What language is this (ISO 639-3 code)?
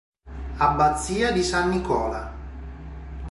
ita